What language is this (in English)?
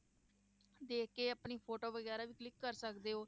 Punjabi